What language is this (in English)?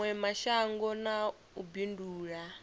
Venda